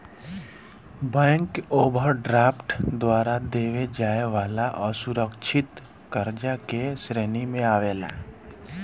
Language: Bhojpuri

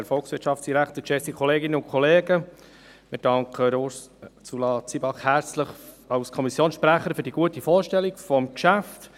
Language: Swiss German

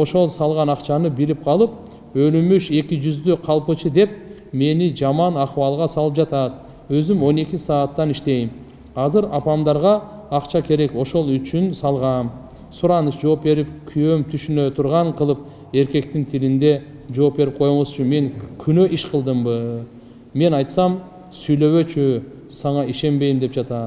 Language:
Turkish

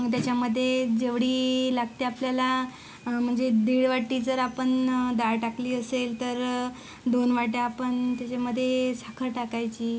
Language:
Marathi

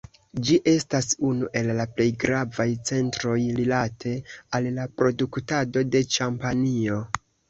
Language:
Esperanto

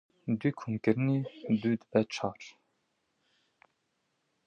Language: Kurdish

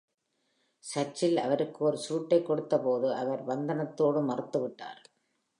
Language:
Tamil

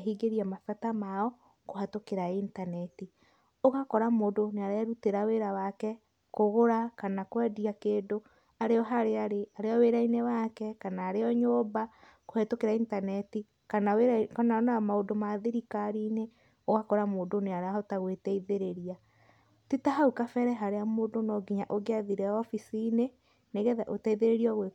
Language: Kikuyu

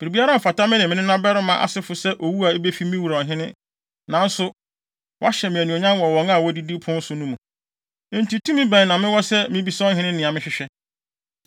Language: Akan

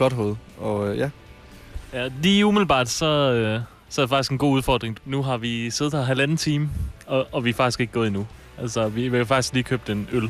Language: Danish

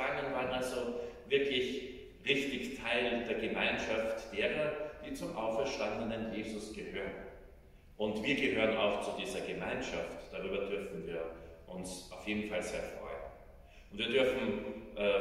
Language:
German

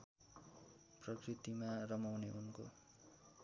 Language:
Nepali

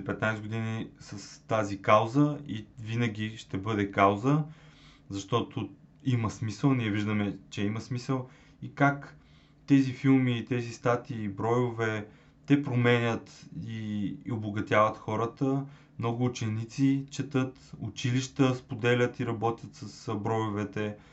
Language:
Bulgarian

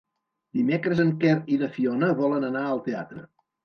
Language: Catalan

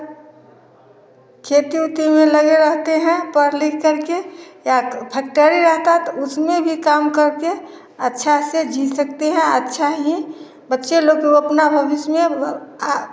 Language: Hindi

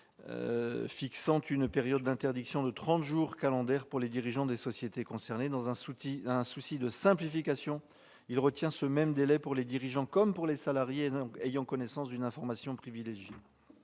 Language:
French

